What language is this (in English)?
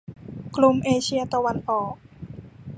Thai